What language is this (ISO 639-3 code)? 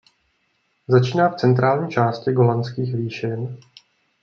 ces